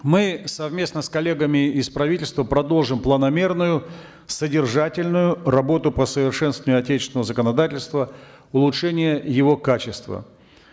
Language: Kazakh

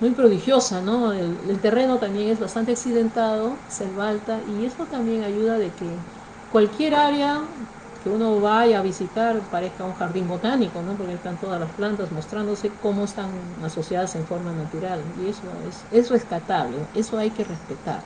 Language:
Spanish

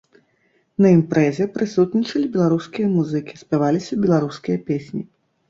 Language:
Belarusian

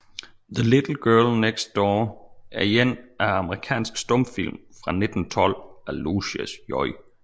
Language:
Danish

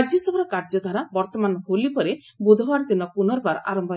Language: Odia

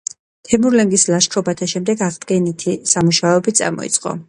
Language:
Georgian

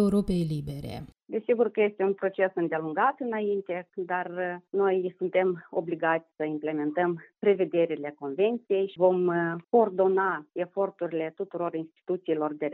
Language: Romanian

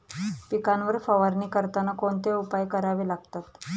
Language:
Marathi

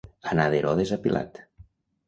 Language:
Catalan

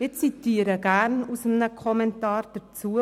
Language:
Swiss German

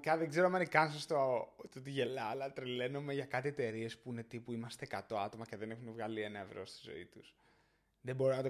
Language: Greek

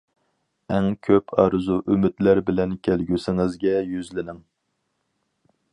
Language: Uyghur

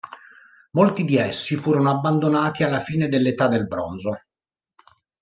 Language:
Italian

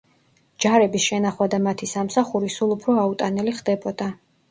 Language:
Georgian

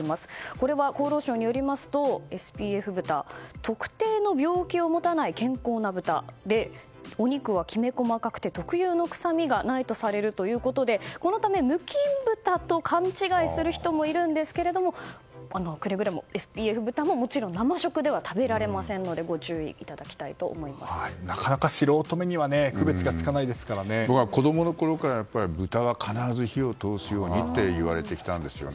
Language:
Japanese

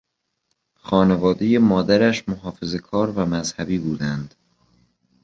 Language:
Persian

